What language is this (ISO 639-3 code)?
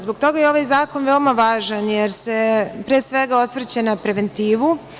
srp